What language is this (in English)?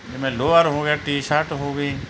Punjabi